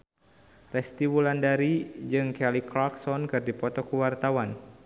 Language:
Sundanese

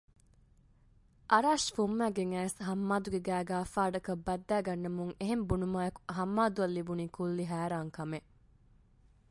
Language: Divehi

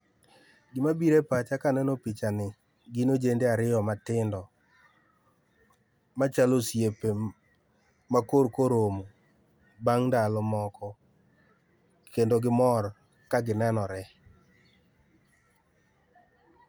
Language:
Luo (Kenya and Tanzania)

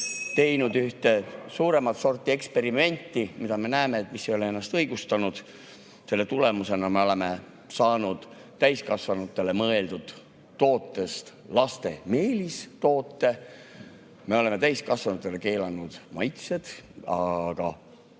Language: Estonian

